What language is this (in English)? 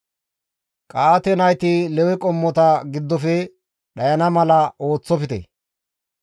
Gamo